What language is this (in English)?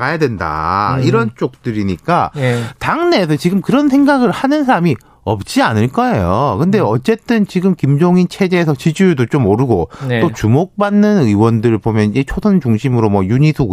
Korean